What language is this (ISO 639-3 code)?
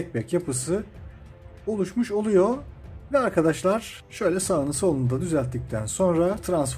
tur